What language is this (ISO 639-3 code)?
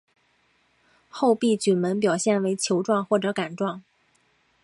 zho